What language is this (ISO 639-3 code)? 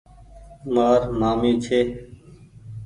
gig